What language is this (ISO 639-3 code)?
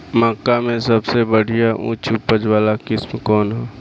bho